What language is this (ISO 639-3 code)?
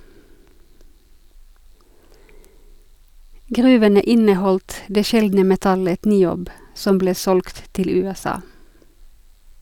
nor